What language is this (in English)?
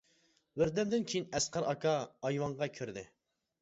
Uyghur